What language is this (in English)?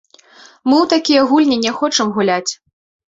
Belarusian